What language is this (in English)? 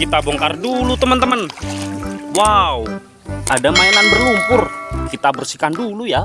Indonesian